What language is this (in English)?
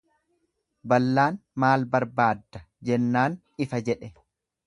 Oromo